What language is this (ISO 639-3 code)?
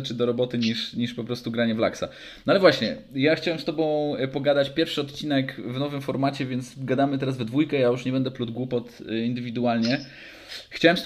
pol